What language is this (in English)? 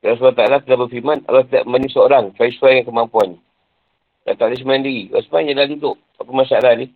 Malay